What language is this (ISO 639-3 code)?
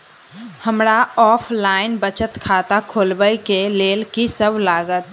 mai